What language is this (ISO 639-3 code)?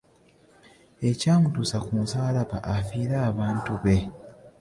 lug